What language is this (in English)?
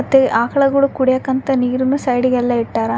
Kannada